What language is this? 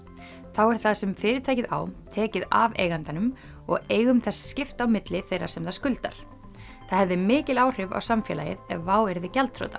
Icelandic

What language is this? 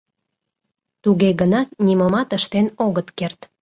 Mari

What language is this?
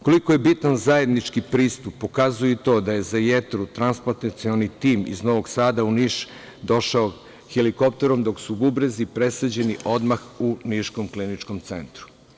Serbian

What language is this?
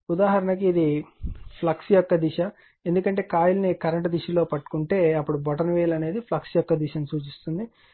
Telugu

